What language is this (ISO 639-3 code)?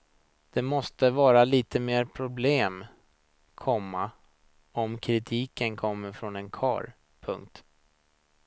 swe